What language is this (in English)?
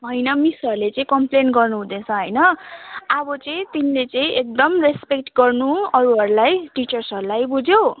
Nepali